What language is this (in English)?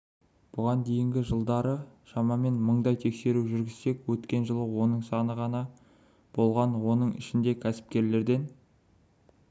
Kazakh